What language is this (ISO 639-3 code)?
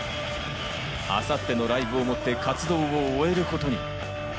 jpn